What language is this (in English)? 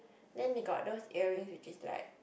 English